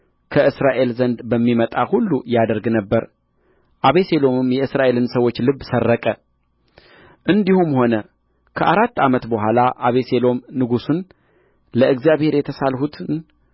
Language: Amharic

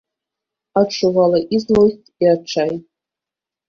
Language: Belarusian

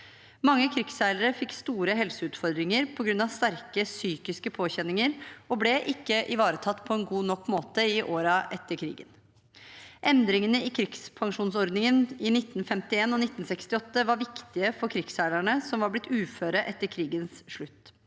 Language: Norwegian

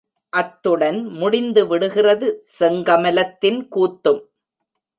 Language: Tamil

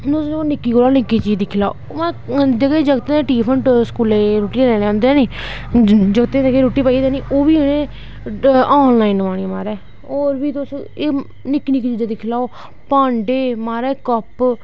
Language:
Dogri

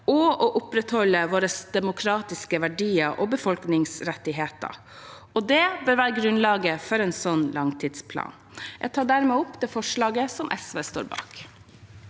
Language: Norwegian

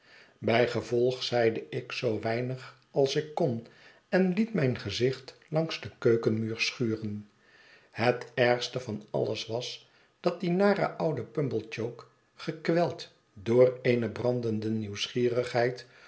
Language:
Dutch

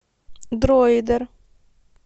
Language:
Russian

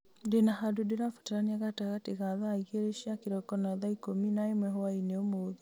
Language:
Kikuyu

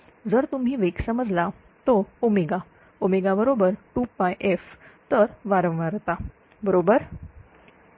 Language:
Marathi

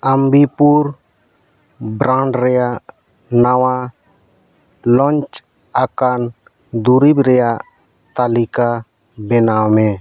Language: Santali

